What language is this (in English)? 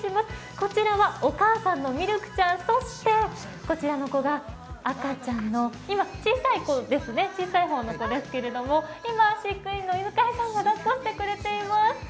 Japanese